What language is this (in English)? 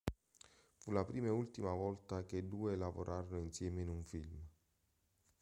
Italian